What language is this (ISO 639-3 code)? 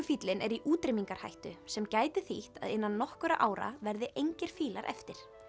isl